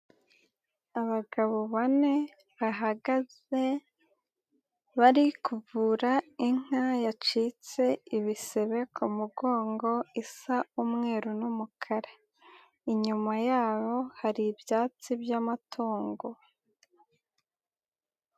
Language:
Kinyarwanda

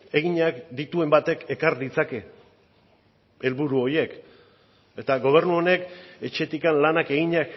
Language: Basque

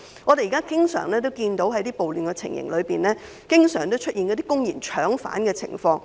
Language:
Cantonese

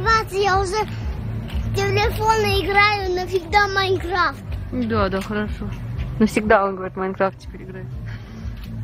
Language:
Russian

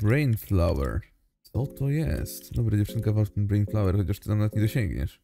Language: Polish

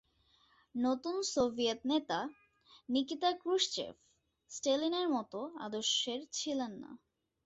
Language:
Bangla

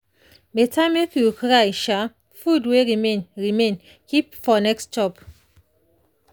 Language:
Nigerian Pidgin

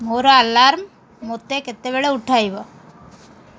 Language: Odia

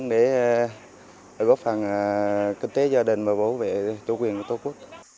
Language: Vietnamese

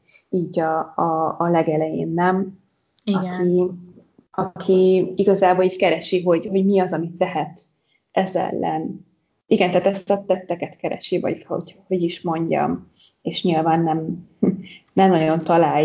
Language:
Hungarian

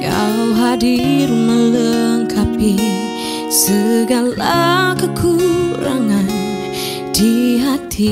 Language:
Malay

